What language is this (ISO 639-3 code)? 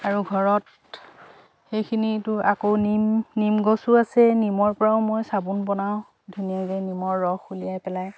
asm